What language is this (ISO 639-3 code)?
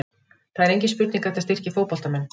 isl